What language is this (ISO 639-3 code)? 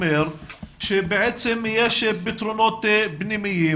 heb